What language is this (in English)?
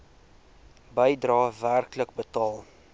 Afrikaans